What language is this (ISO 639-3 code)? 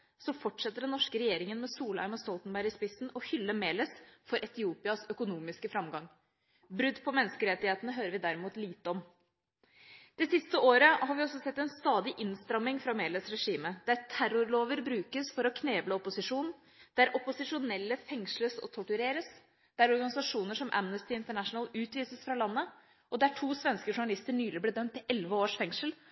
nob